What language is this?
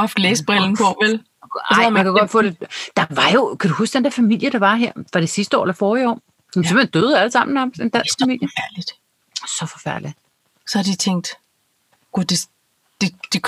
Danish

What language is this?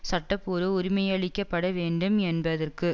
Tamil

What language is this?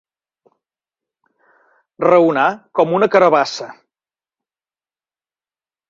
Catalan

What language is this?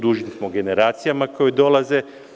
Serbian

